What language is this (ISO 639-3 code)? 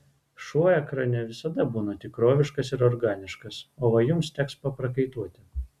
lit